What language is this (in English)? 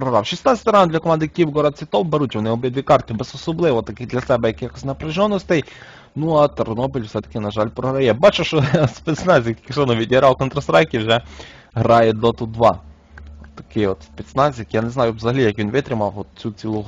Ukrainian